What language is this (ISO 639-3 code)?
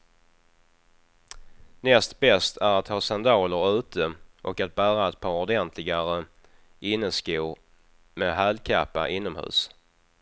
swe